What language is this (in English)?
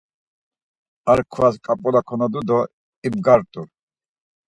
Laz